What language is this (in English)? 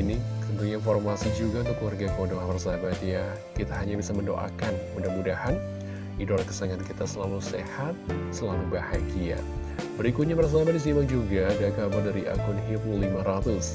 Indonesian